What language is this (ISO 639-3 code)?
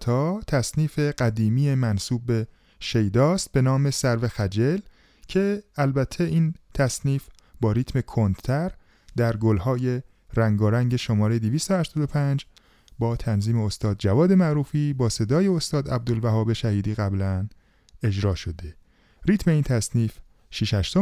fas